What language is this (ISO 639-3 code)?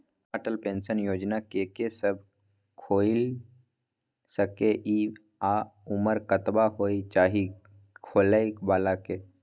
mai